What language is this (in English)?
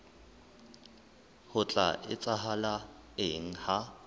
Southern Sotho